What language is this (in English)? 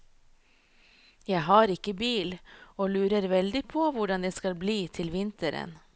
Norwegian